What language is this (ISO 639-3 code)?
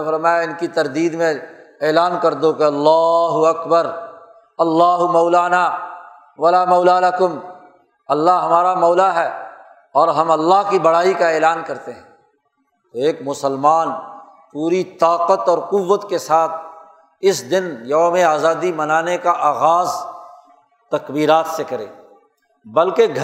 urd